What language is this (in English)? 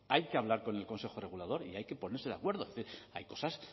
Spanish